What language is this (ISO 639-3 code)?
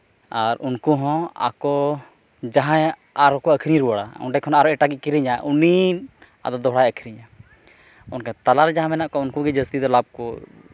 sat